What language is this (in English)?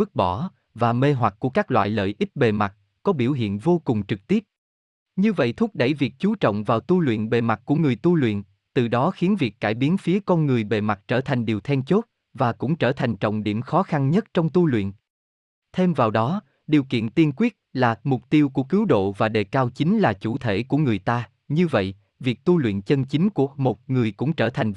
Vietnamese